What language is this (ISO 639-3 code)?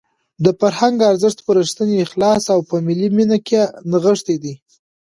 pus